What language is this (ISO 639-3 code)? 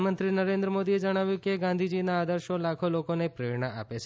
guj